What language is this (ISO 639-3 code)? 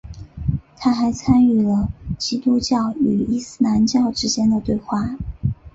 zho